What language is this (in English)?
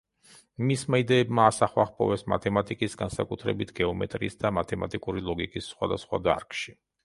Georgian